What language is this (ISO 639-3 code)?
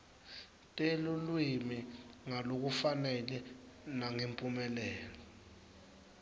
ssw